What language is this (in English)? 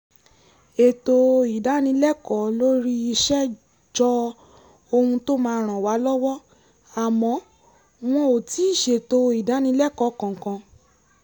Yoruba